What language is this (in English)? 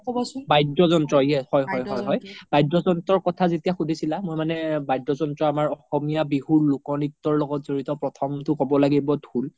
Assamese